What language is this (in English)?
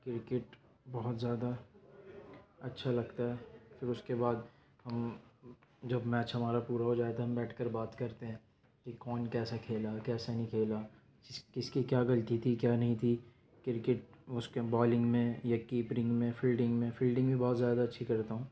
Urdu